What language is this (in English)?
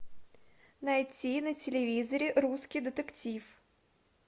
Russian